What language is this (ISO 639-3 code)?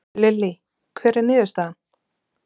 isl